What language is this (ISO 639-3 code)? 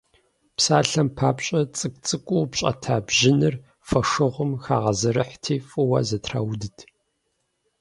kbd